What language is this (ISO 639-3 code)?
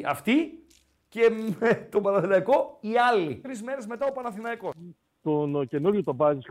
ell